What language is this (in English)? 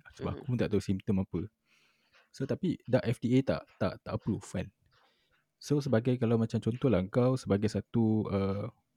Malay